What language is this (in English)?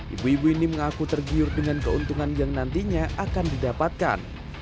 Indonesian